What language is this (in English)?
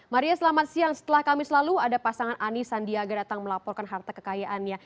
Indonesian